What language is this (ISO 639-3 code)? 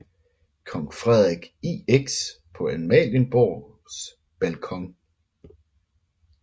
dan